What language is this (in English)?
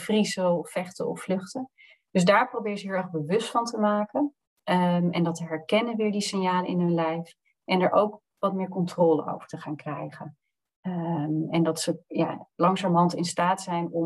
Dutch